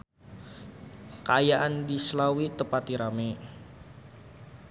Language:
Sundanese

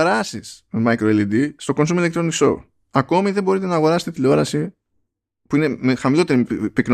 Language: Greek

